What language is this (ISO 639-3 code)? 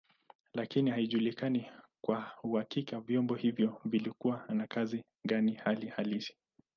swa